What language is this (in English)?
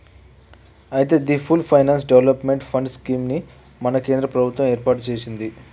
Telugu